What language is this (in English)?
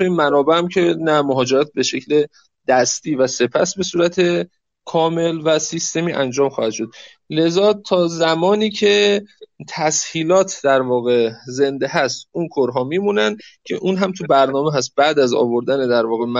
Persian